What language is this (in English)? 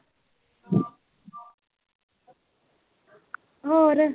Punjabi